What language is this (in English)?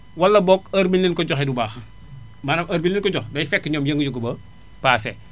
Wolof